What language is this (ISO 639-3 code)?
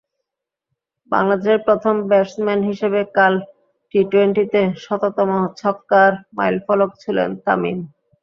ben